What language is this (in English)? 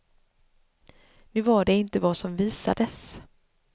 Swedish